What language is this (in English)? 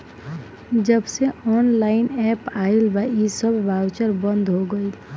Bhojpuri